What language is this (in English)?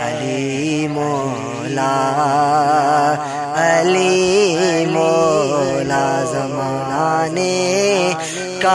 Urdu